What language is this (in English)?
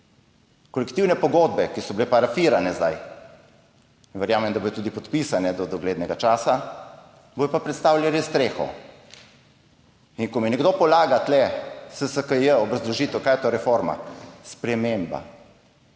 Slovenian